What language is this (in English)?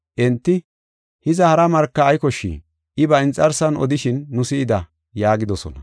Gofa